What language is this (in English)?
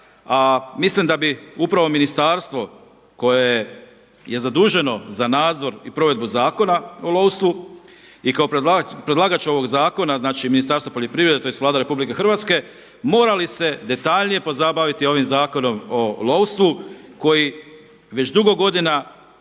Croatian